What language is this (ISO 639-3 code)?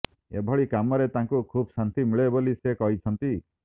ori